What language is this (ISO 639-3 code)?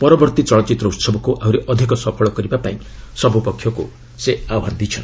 ori